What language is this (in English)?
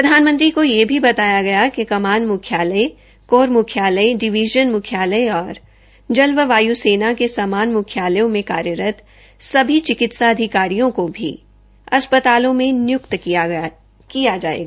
Hindi